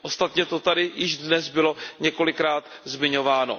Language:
Czech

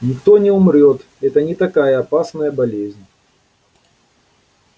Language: Russian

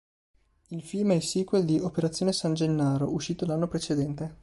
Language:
Italian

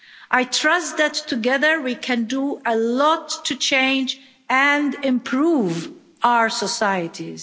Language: English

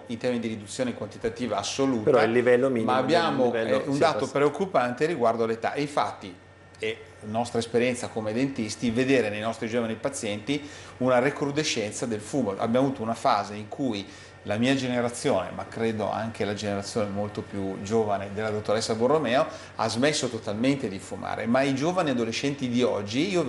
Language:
Italian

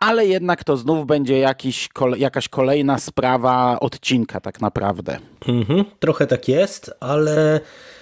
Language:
Polish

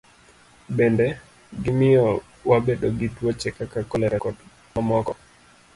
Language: Luo (Kenya and Tanzania)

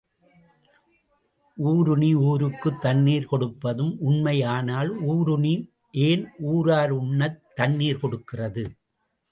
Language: Tamil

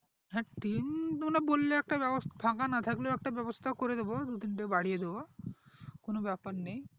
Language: Bangla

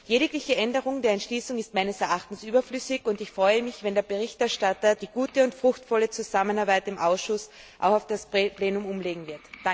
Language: German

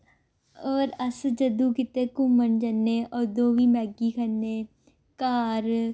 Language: Dogri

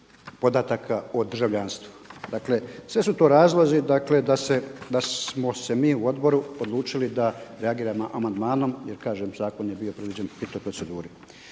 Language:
Croatian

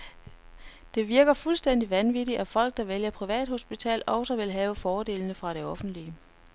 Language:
Danish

